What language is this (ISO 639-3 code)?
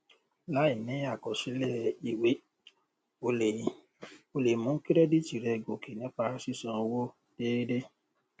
yor